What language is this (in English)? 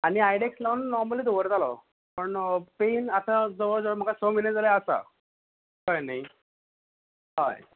Konkani